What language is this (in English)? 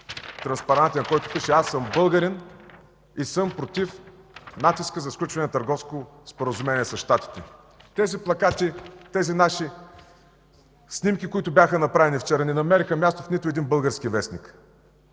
Bulgarian